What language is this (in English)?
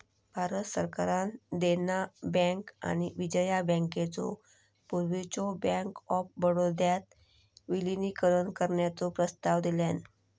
Marathi